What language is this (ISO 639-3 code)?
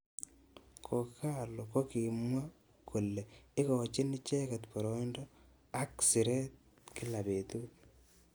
kln